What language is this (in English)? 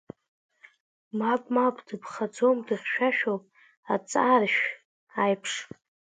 Abkhazian